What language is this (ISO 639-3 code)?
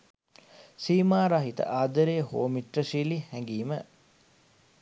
sin